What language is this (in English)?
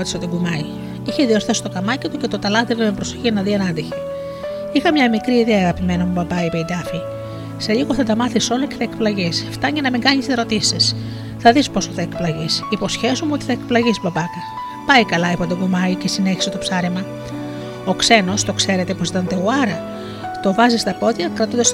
Greek